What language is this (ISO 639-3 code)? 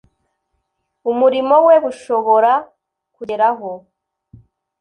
kin